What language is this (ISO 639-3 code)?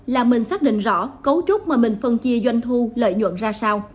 vie